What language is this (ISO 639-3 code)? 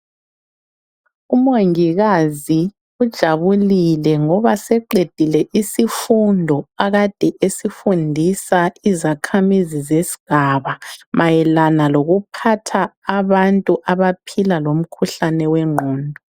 nde